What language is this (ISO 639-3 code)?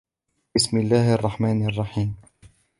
ara